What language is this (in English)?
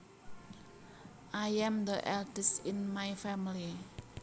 Javanese